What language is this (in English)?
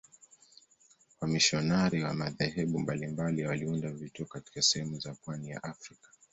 Swahili